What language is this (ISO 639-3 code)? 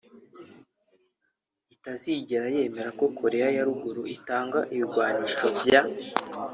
kin